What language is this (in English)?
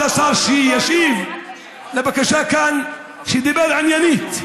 Hebrew